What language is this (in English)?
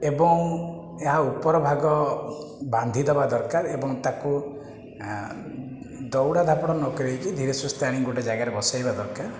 Odia